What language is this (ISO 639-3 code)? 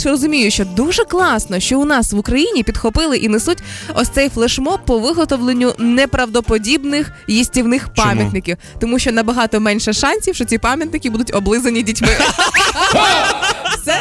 ukr